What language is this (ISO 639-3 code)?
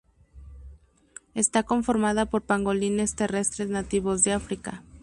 spa